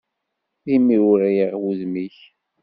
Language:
Kabyle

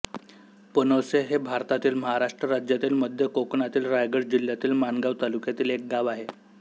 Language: Marathi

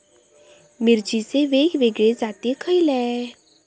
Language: Marathi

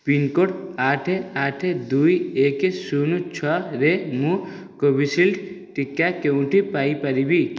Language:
Odia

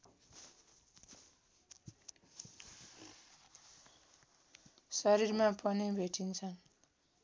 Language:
Nepali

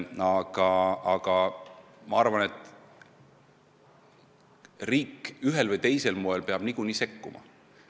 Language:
Estonian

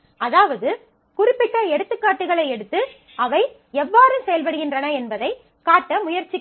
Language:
Tamil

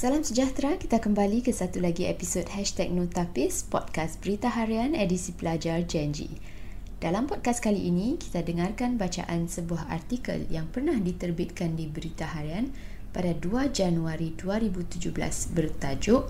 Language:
Malay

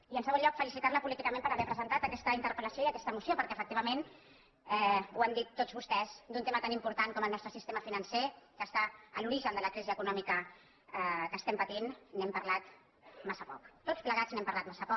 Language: Catalan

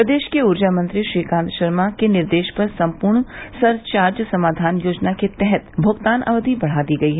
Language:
Hindi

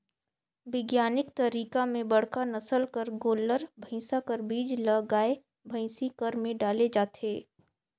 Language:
Chhattisgarhi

